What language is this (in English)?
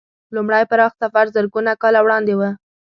Pashto